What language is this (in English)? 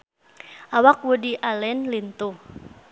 Sundanese